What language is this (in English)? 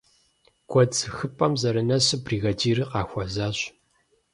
Kabardian